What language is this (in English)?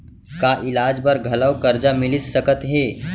Chhattisgarhi